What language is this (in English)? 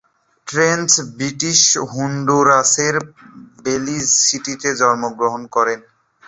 Bangla